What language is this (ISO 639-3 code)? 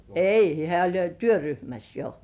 fin